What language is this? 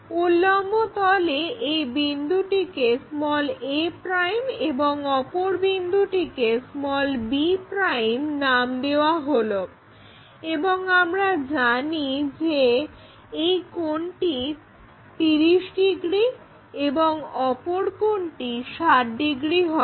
Bangla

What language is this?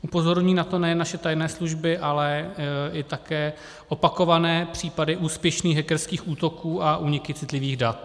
Czech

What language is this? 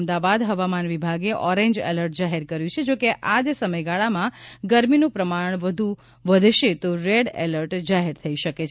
Gujarati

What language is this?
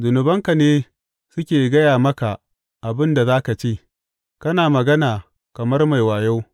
Hausa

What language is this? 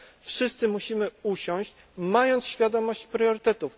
Polish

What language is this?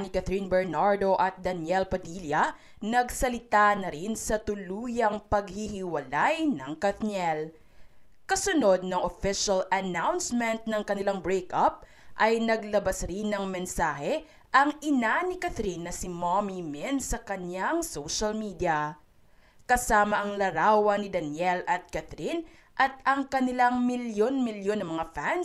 Filipino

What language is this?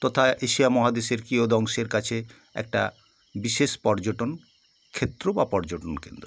Bangla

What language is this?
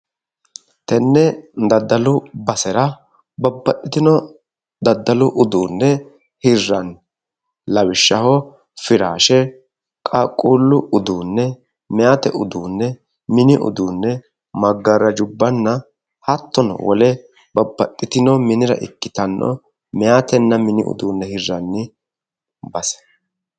Sidamo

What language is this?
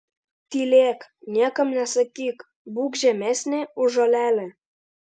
Lithuanian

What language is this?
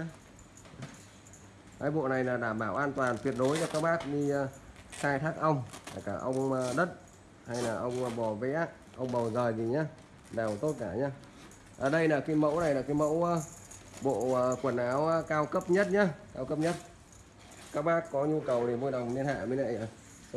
Vietnamese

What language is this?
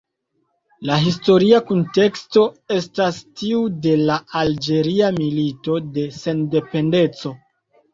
Esperanto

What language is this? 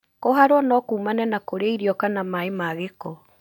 Kikuyu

